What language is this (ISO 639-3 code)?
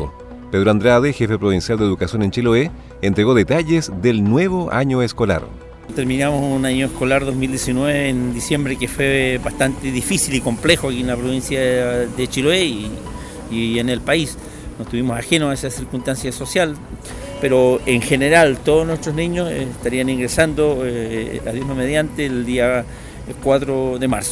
spa